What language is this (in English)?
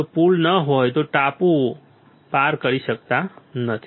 Gujarati